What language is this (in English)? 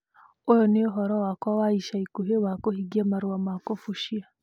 Kikuyu